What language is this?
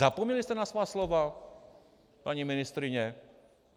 Czech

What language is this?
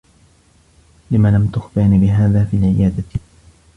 Arabic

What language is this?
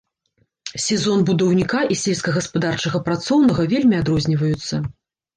Belarusian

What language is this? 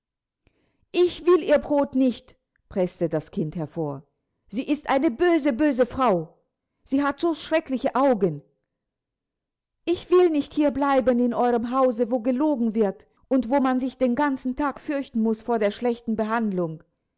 German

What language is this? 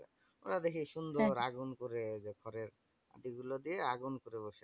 Bangla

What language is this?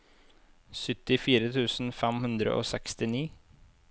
Norwegian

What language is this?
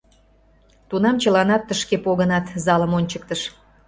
Mari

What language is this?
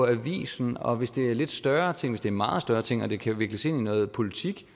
Danish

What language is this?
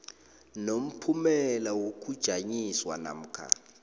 South Ndebele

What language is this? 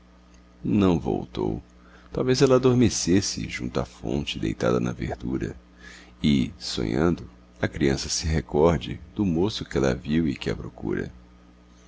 Portuguese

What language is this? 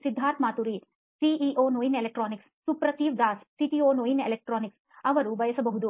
Kannada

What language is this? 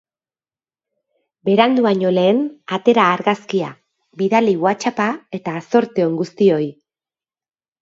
Basque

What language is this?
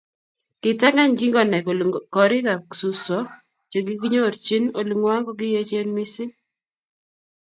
Kalenjin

